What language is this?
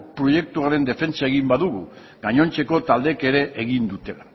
Basque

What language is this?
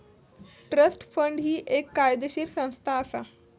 Marathi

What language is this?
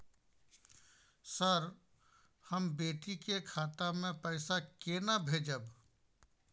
Maithili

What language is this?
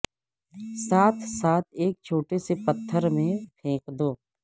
Urdu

